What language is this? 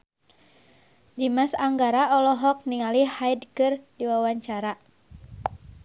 Sundanese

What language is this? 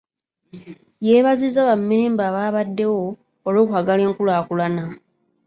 Ganda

